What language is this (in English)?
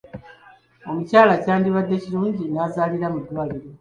Ganda